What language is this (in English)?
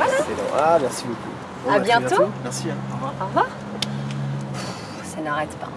French